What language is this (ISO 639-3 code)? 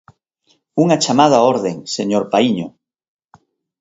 glg